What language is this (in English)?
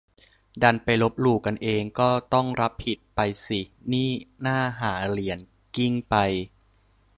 Thai